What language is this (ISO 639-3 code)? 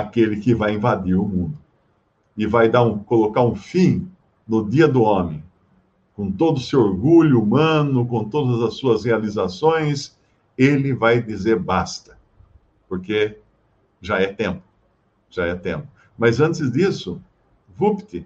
por